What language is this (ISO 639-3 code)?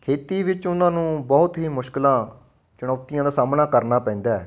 pan